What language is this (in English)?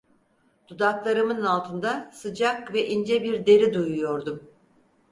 Turkish